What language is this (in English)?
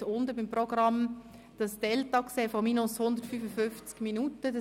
Swiss German